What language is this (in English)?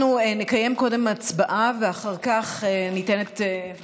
Hebrew